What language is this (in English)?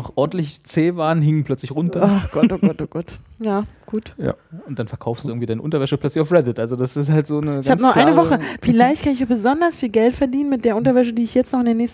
German